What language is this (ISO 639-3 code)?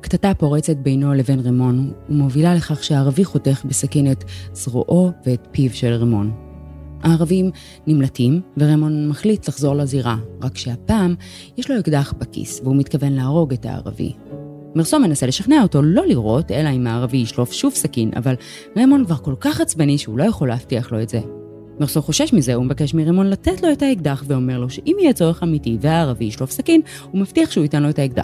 heb